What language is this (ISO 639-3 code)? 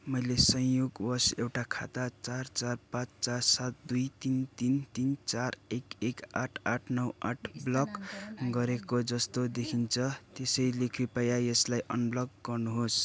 nep